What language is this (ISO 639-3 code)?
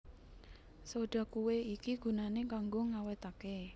jav